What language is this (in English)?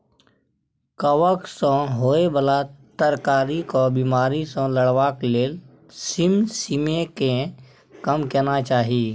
Maithili